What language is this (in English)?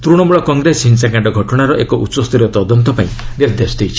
Odia